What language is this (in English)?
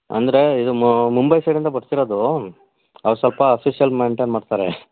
Kannada